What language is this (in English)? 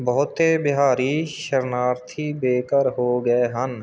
Punjabi